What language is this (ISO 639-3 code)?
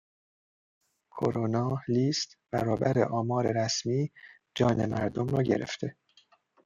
fas